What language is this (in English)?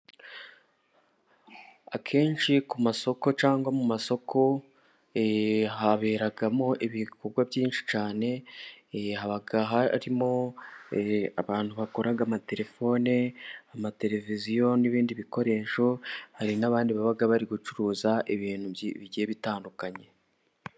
Kinyarwanda